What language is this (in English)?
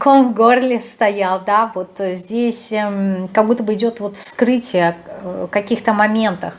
Russian